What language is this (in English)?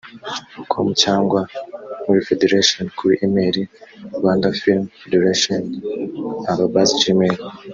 Kinyarwanda